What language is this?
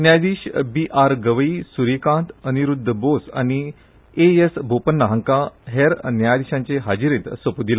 Konkani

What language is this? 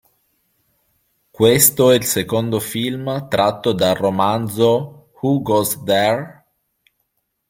Italian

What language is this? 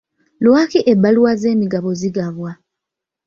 Ganda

